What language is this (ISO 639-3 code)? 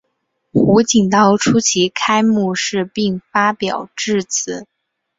zho